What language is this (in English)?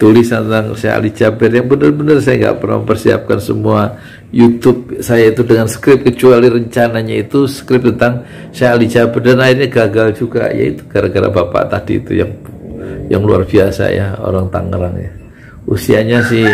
Indonesian